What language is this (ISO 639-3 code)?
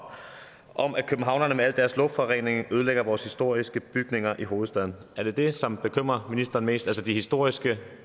dan